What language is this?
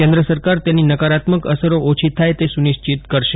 Gujarati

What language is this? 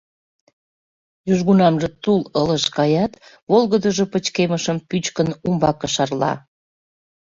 Mari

